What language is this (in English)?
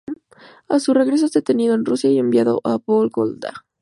Spanish